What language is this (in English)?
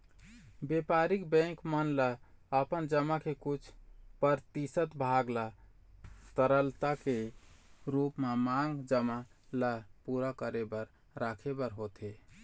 Chhattisgarhi